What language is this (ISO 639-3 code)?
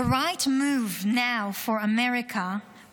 heb